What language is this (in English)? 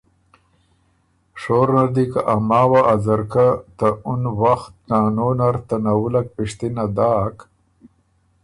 Ormuri